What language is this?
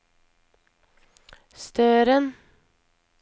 Norwegian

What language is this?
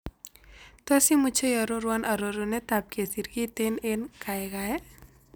Kalenjin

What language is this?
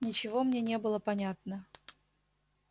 Russian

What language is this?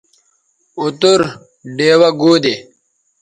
Bateri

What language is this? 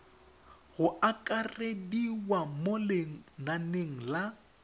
Tswana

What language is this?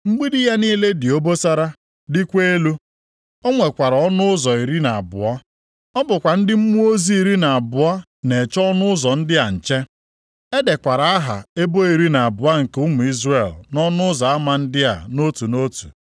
Igbo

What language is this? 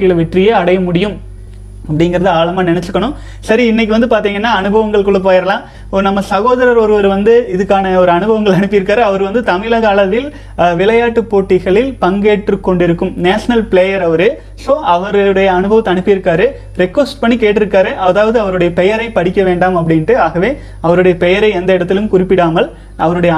Tamil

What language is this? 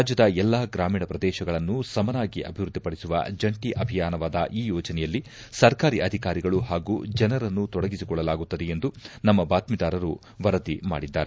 Kannada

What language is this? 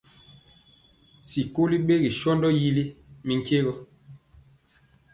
Mpiemo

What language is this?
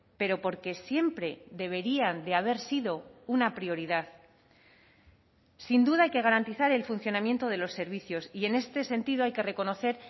Spanish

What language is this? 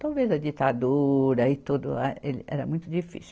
Portuguese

